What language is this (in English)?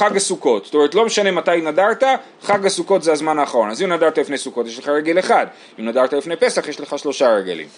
Hebrew